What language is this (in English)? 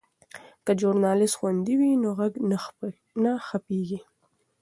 Pashto